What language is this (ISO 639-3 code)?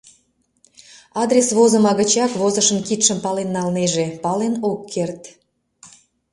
chm